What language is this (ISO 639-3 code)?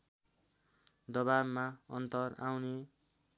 nep